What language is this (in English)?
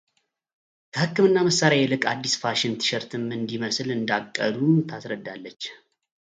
Amharic